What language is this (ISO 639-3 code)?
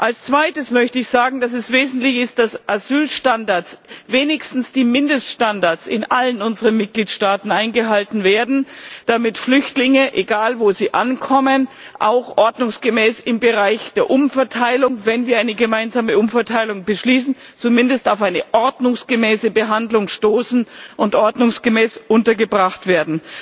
deu